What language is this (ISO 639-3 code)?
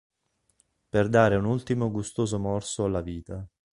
ita